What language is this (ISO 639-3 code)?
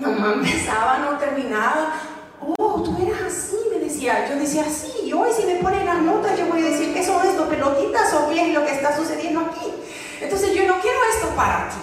spa